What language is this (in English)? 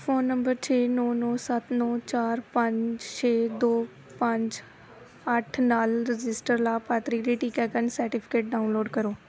Punjabi